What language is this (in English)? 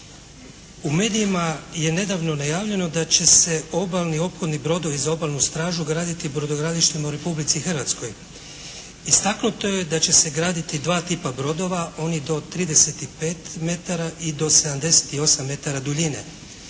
Croatian